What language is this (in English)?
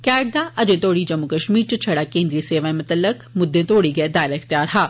Dogri